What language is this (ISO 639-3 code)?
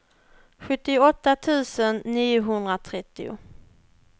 swe